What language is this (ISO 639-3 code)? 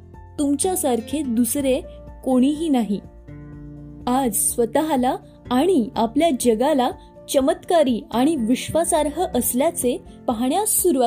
mar